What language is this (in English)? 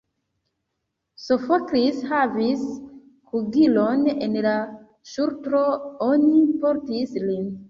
Esperanto